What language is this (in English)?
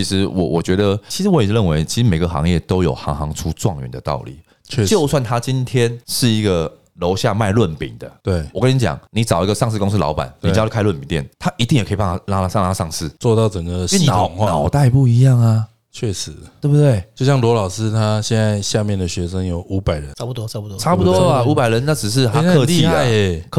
Chinese